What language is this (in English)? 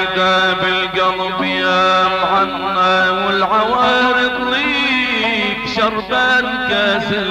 Arabic